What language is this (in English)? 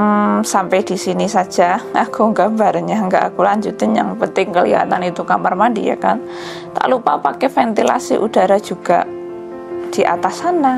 Indonesian